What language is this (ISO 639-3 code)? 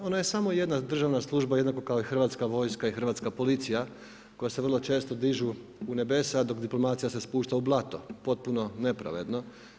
hrv